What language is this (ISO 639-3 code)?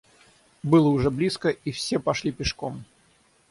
rus